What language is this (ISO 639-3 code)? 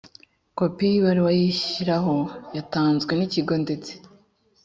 kin